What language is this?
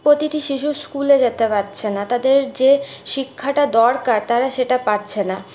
Bangla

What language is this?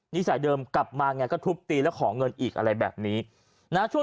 Thai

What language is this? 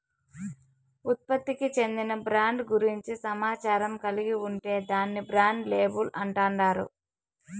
Telugu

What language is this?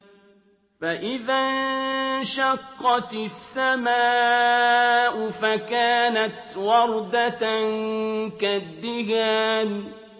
Arabic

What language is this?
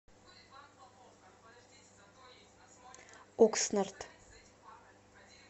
Russian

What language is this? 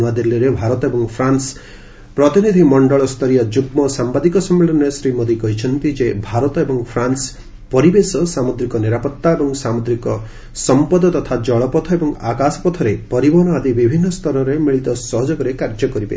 Odia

